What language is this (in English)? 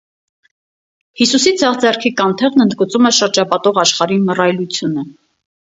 Armenian